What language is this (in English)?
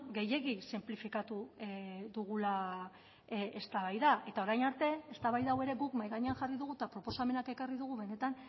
Basque